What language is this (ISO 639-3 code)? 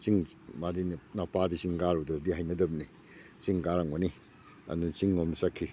mni